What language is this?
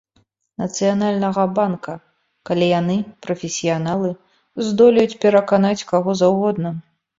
Belarusian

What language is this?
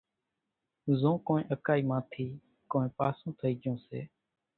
Kachi Koli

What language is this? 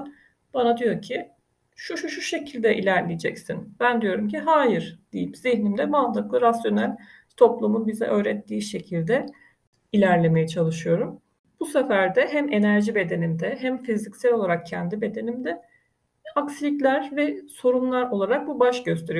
Turkish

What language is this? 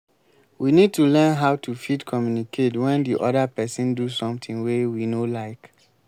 Nigerian Pidgin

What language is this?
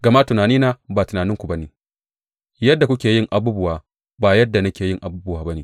Hausa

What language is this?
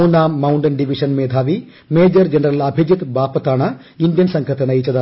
Malayalam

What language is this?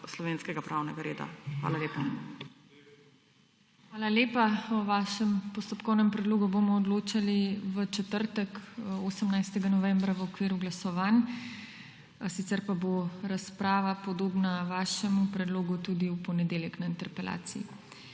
Slovenian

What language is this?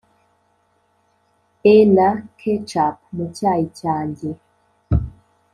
Kinyarwanda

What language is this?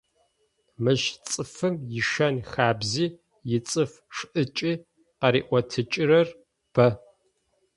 Adyghe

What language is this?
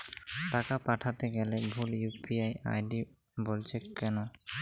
Bangla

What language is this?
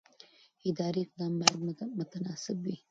Pashto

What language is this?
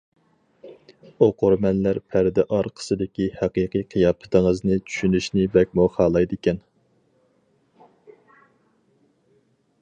Uyghur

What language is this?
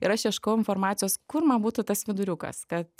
Lithuanian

